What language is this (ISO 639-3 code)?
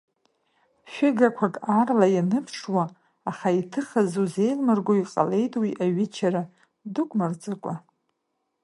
abk